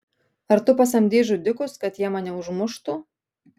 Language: Lithuanian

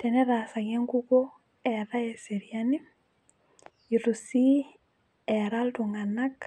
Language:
Masai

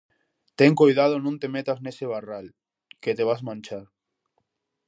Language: Galician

